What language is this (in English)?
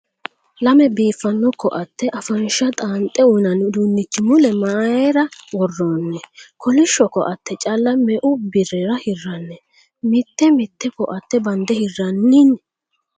Sidamo